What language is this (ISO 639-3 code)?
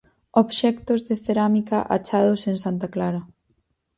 glg